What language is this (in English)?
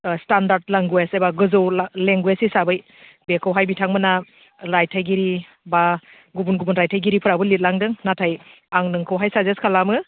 Bodo